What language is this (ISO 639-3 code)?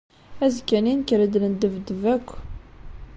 kab